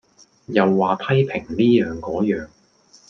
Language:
Cantonese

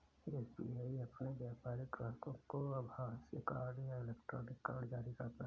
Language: Hindi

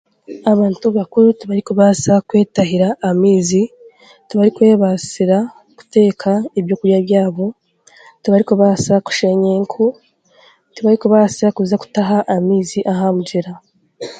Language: Chiga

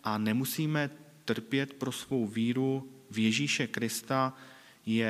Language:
Czech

